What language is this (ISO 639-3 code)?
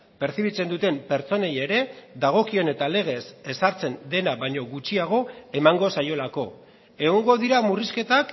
eus